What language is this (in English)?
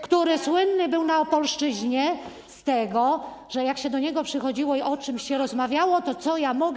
Polish